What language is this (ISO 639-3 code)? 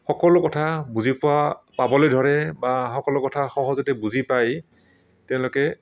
asm